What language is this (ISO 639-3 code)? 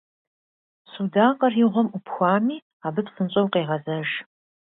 kbd